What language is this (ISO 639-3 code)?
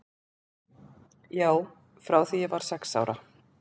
isl